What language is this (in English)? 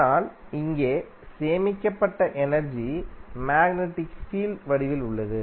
Tamil